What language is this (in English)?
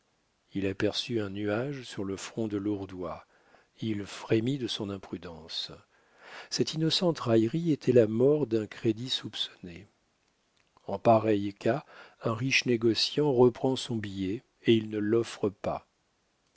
French